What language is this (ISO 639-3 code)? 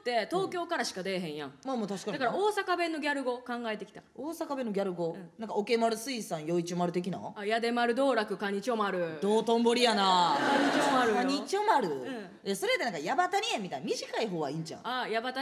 jpn